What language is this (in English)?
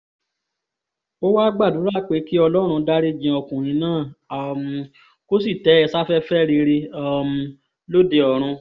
Yoruba